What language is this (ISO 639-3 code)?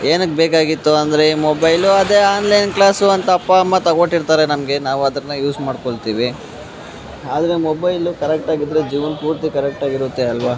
kan